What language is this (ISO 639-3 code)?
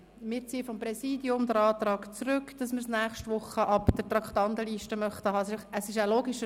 gsw